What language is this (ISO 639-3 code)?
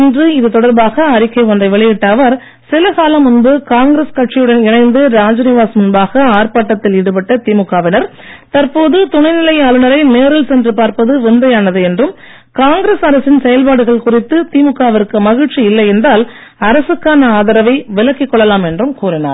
tam